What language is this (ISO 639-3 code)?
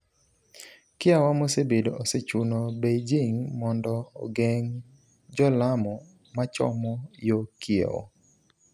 luo